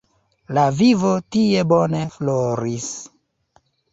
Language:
Esperanto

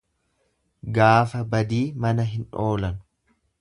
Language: Oromo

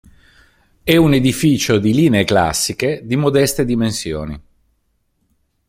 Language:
Italian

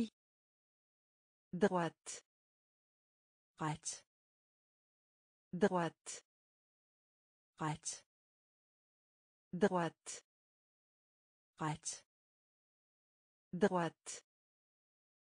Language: French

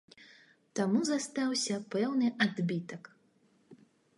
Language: Belarusian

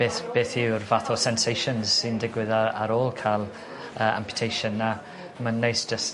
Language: Welsh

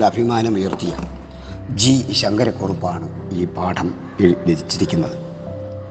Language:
Malayalam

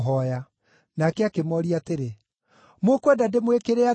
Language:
Kikuyu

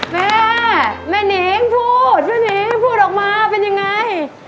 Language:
Thai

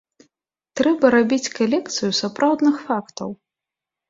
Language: Belarusian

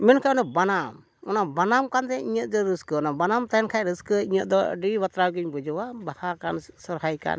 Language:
Santali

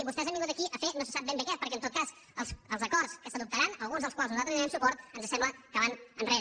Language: Catalan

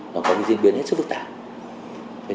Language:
Vietnamese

